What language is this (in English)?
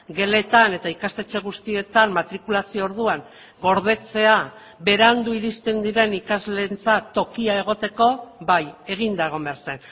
Basque